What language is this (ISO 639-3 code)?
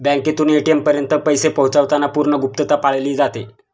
mar